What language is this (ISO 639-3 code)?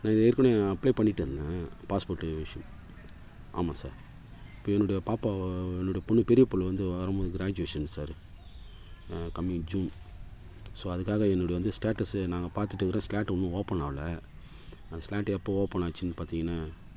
tam